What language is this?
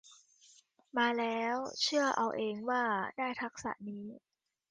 Thai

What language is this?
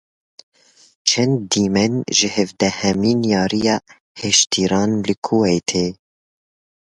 Kurdish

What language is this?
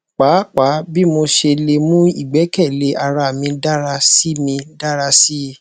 Yoruba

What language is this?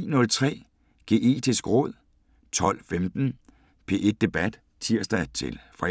Danish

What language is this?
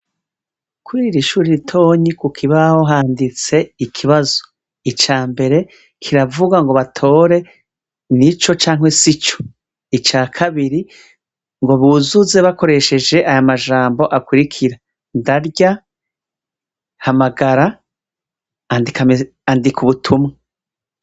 Rundi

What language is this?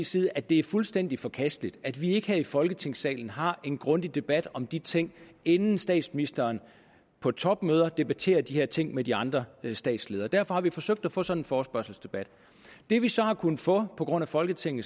Danish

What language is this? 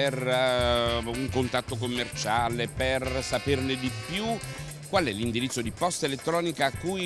Italian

